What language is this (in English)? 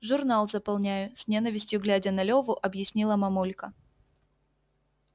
Russian